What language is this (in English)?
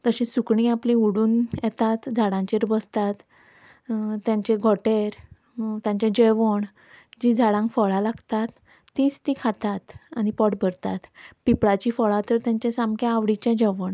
Konkani